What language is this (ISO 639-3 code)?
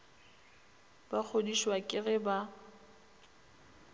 nso